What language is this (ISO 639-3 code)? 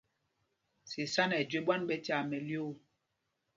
mgg